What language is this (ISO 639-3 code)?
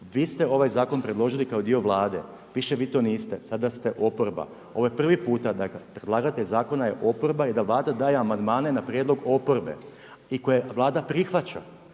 hrv